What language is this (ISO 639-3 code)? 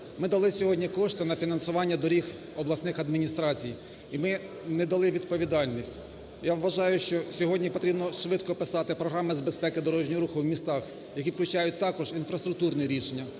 ukr